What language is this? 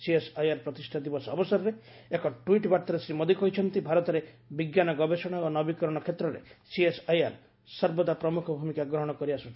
Odia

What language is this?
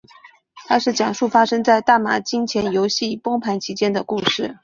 Chinese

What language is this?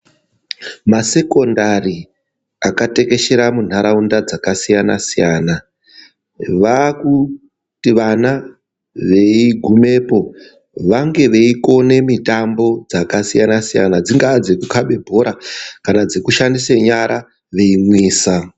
Ndau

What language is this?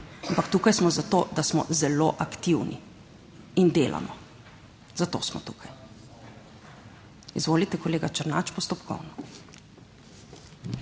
Slovenian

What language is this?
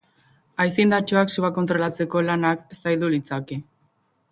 Basque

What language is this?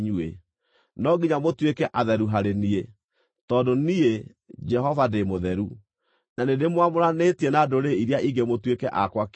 Kikuyu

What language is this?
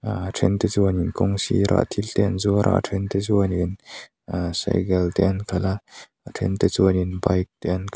Mizo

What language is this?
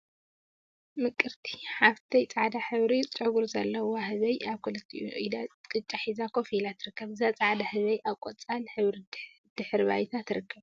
Tigrinya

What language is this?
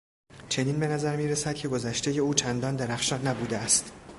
Persian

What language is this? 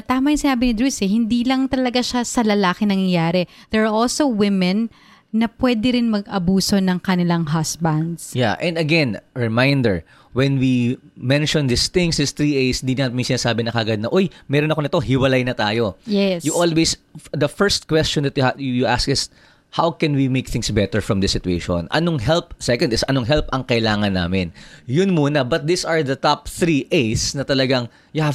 Filipino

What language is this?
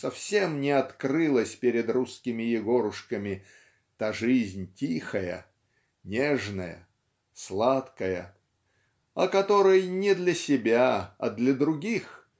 Russian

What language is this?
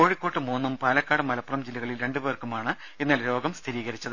Malayalam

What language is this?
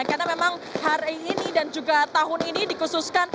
Indonesian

